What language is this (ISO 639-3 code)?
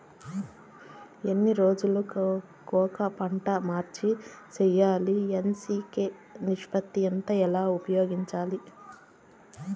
tel